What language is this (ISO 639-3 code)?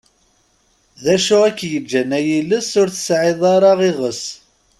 kab